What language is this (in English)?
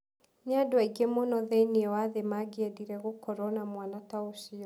Kikuyu